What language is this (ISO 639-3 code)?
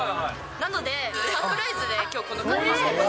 jpn